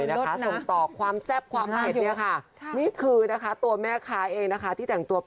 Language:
Thai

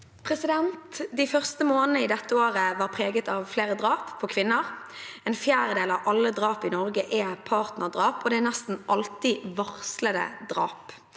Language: Norwegian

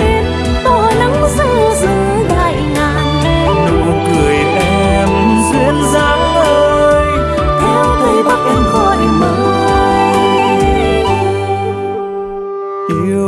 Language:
Vietnamese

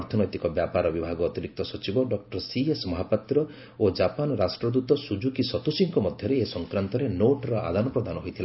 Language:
Odia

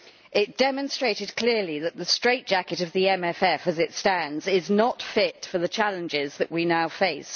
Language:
English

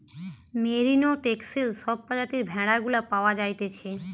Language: Bangla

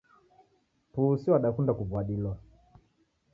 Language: Taita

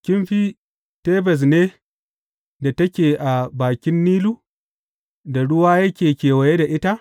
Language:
Hausa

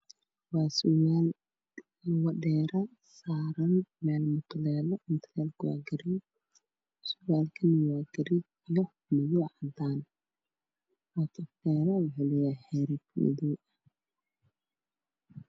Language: Somali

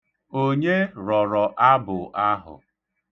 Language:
Igbo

